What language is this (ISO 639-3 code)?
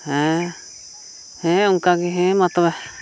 sat